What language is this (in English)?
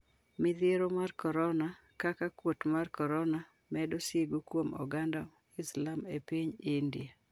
Luo (Kenya and Tanzania)